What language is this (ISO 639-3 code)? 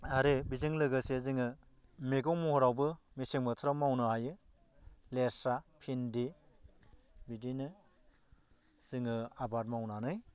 brx